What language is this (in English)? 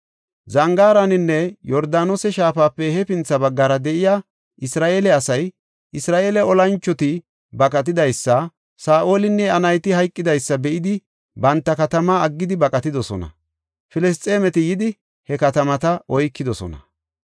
Gofa